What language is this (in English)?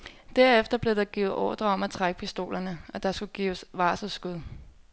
Danish